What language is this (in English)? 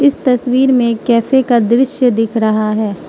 Hindi